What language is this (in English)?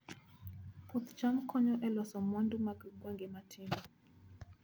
Luo (Kenya and Tanzania)